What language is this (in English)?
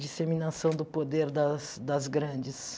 Portuguese